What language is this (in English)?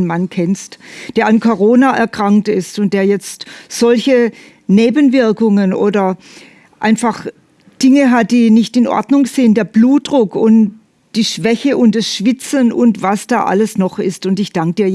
German